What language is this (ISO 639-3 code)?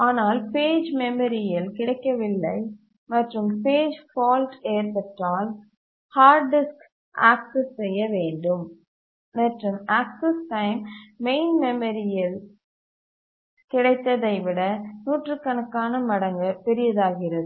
tam